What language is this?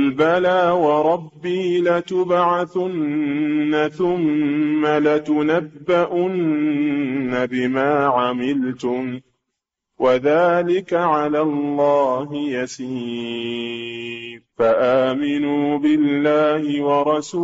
Arabic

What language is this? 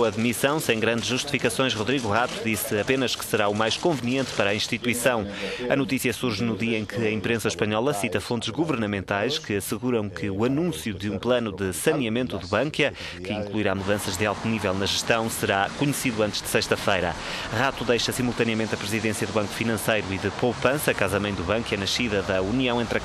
Portuguese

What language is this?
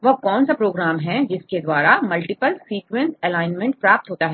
Hindi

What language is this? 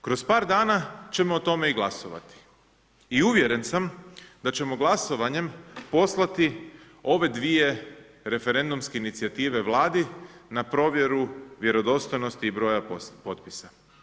Croatian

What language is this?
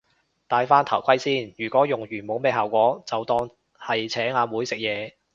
Cantonese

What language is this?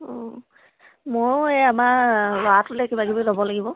Assamese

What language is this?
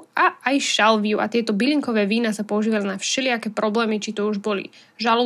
Slovak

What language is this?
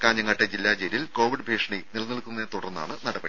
Malayalam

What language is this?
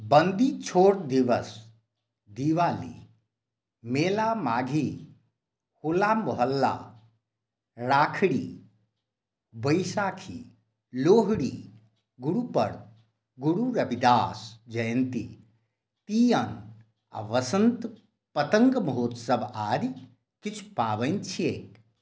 Maithili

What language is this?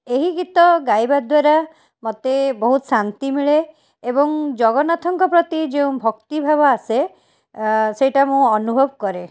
Odia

